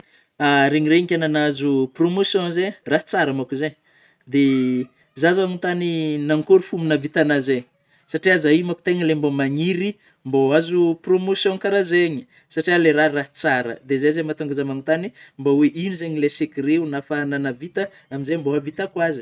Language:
Northern Betsimisaraka Malagasy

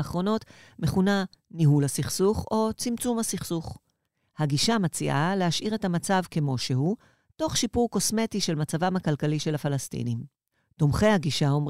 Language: Hebrew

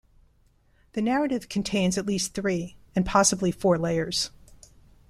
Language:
English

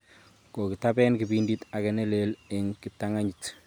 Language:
Kalenjin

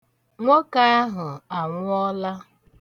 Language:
Igbo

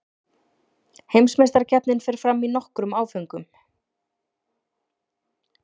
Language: Icelandic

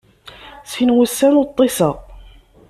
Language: Kabyle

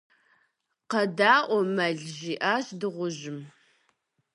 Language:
Kabardian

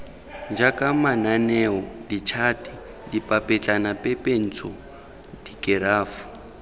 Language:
Tswana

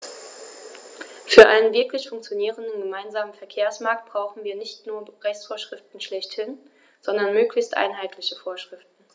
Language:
German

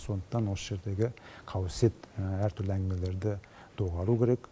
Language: Kazakh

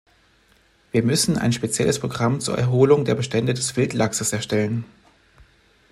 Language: German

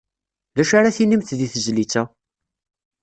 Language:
Kabyle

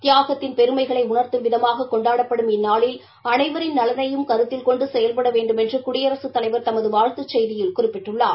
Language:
Tamil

